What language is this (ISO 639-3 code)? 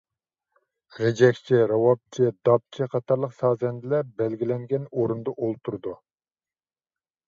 uig